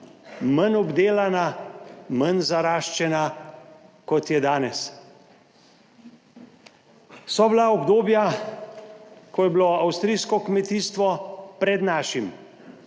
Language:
Slovenian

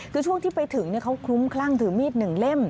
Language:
Thai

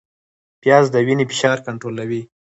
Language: Pashto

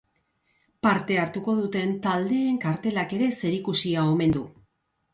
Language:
Basque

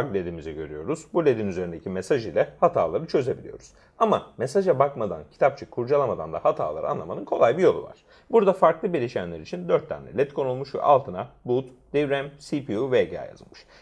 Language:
Turkish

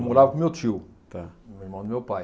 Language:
Portuguese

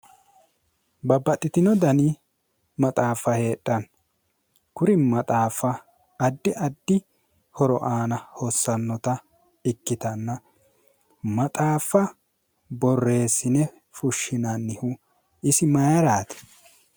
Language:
Sidamo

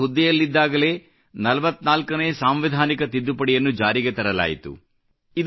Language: Kannada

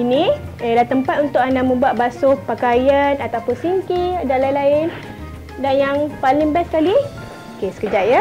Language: Malay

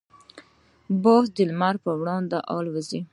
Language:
Pashto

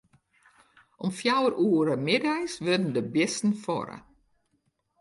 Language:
Western Frisian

